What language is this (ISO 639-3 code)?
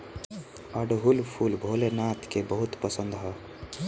bho